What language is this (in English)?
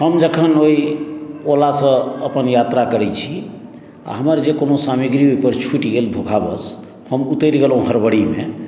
Maithili